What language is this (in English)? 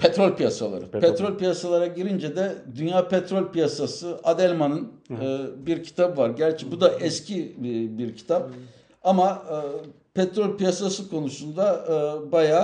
Turkish